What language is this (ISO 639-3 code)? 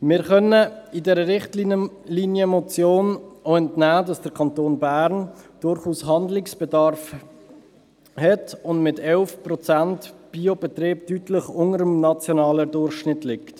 gsw